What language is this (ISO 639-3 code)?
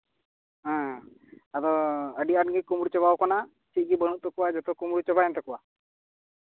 sat